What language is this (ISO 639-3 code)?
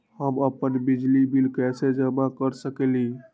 mag